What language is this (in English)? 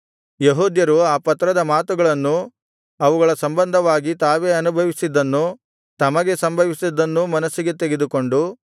Kannada